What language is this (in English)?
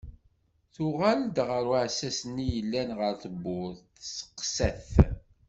Kabyle